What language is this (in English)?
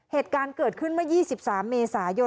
Thai